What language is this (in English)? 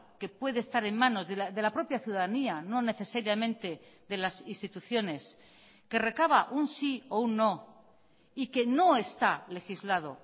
Spanish